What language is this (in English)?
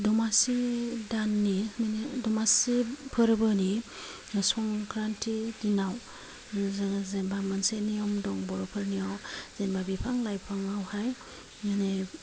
Bodo